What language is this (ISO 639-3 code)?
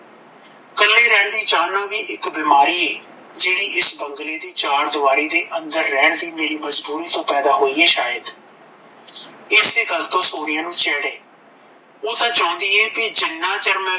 pan